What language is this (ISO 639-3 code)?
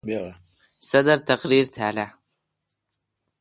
xka